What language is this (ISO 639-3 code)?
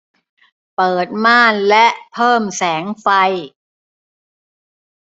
tha